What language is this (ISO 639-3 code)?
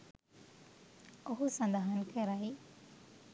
sin